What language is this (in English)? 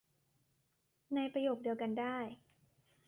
Thai